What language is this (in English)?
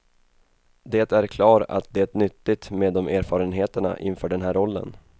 Swedish